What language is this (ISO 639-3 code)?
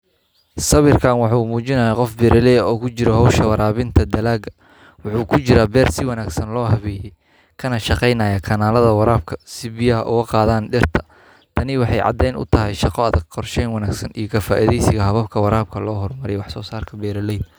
som